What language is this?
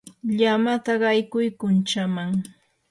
Yanahuanca Pasco Quechua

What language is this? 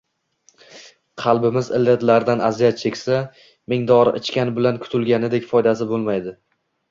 Uzbek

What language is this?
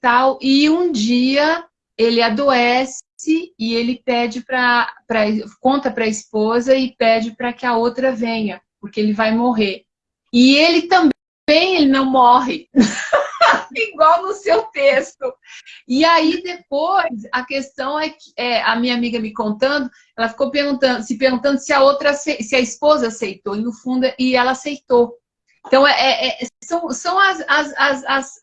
Portuguese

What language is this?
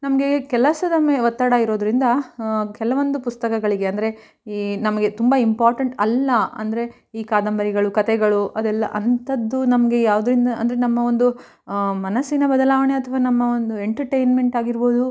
Kannada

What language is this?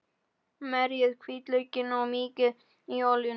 Icelandic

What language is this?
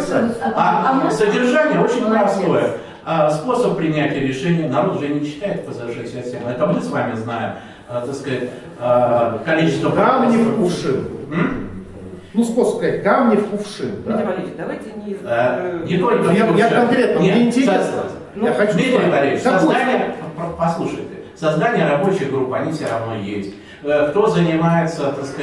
Russian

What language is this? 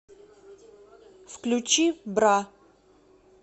Russian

